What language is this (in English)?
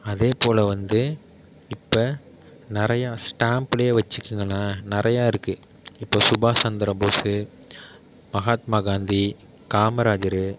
Tamil